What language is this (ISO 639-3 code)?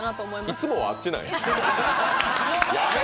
jpn